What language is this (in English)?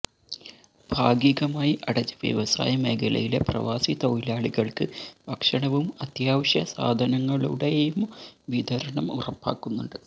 Malayalam